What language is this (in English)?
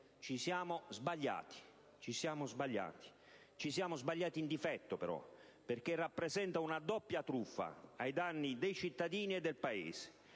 Italian